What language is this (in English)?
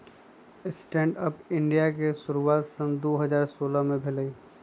Magahi